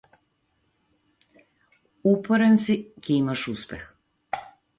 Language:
Macedonian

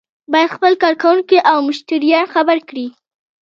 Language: Pashto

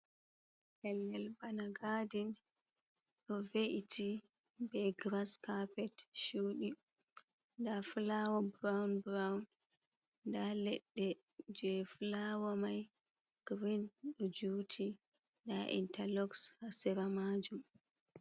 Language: Fula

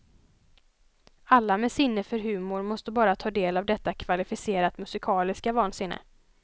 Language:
Swedish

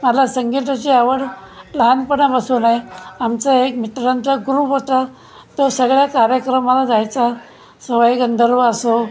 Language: Marathi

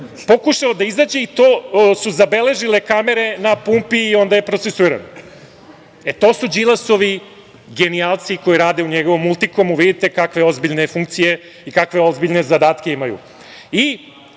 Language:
Serbian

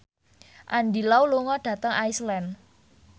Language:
Javanese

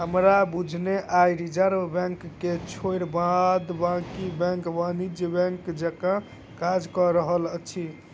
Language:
Maithili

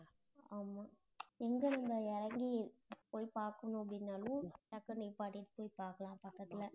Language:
Tamil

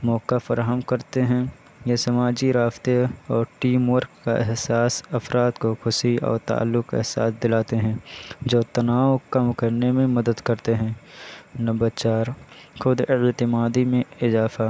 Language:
Urdu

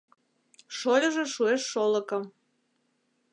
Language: Mari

